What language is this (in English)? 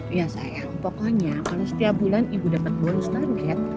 Indonesian